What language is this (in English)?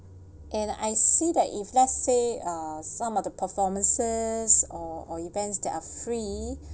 English